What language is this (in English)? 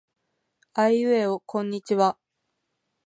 Japanese